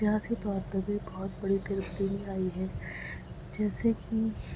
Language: Urdu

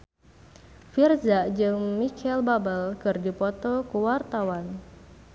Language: Sundanese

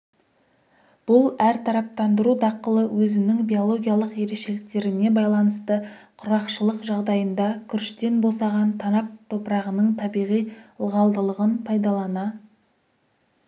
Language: Kazakh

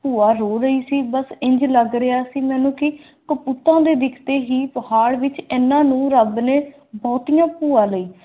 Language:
Punjabi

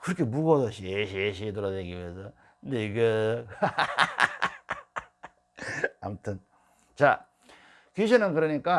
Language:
Korean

